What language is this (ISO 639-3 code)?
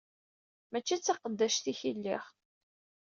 kab